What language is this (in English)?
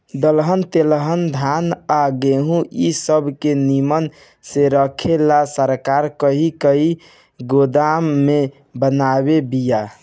Bhojpuri